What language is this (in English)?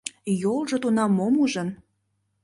Mari